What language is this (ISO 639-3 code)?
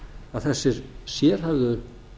isl